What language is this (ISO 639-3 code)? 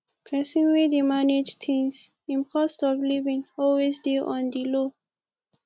pcm